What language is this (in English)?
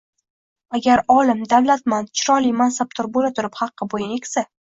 Uzbek